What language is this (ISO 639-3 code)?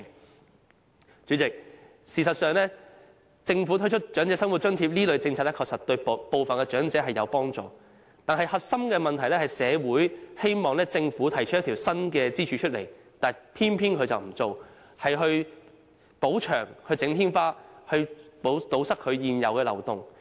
yue